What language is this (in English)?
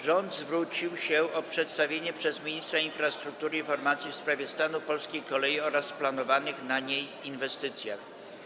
Polish